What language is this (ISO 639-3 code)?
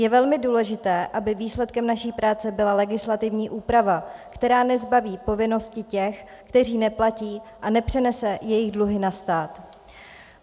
ces